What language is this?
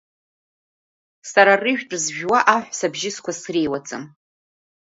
Abkhazian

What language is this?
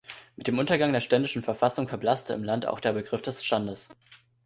German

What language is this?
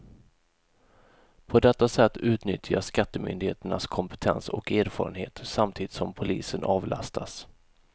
Swedish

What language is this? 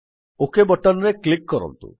Odia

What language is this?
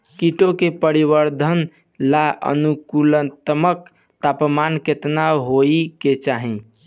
Bhojpuri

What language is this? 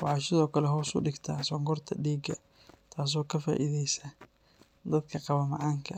Somali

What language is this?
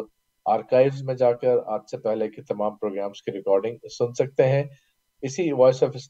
Urdu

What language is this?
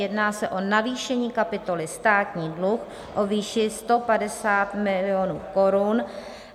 Czech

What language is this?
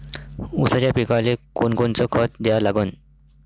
Marathi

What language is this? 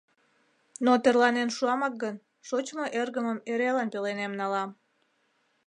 Mari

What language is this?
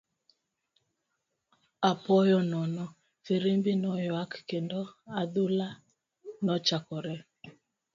Luo (Kenya and Tanzania)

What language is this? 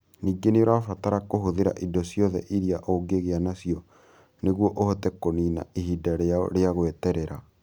Kikuyu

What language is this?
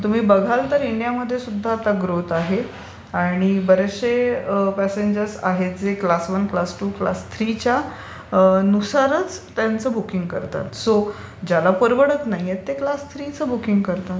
Marathi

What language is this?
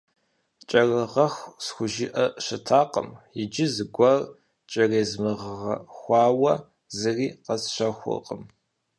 Kabardian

